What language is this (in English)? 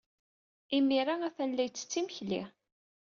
Kabyle